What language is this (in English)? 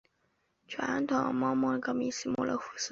Chinese